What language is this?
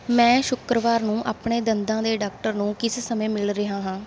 Punjabi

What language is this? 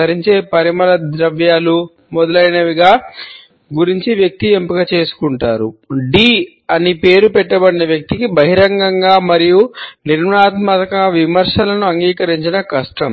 Telugu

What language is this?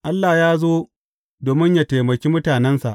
Hausa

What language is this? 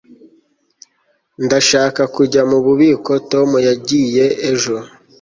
Kinyarwanda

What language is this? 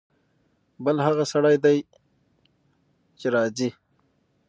Pashto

